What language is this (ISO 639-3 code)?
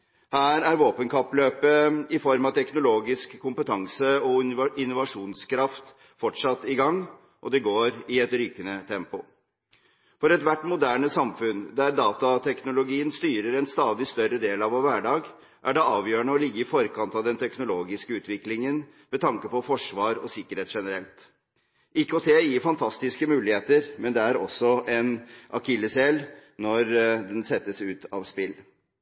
nob